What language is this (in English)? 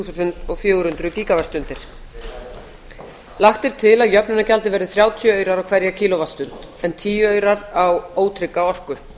Icelandic